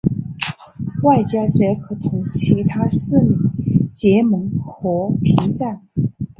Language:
Chinese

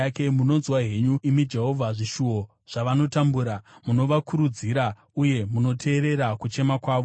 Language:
Shona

